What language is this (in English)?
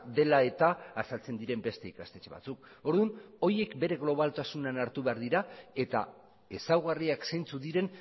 Basque